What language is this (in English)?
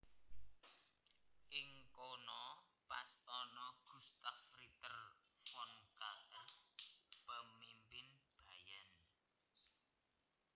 Javanese